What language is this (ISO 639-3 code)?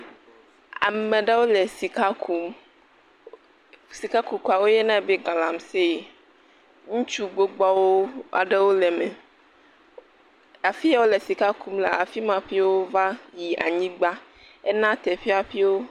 ewe